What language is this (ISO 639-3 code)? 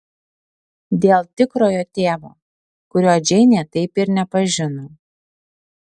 lit